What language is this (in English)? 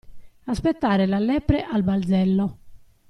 Italian